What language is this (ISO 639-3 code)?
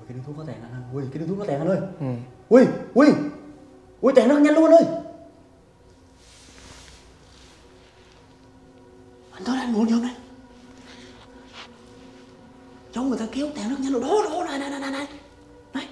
vie